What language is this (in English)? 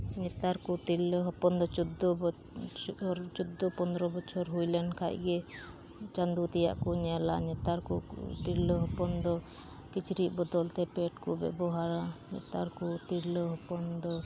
Santali